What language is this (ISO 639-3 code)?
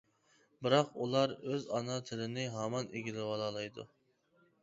uig